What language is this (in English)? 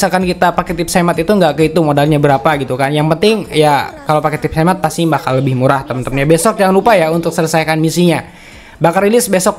Indonesian